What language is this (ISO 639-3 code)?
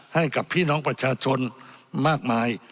tha